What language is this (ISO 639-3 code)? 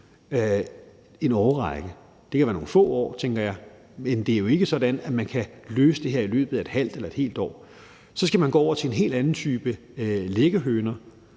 dan